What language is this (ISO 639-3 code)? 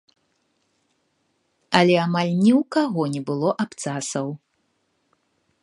bel